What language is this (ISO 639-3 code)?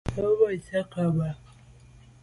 byv